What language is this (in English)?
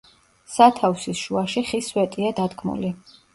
Georgian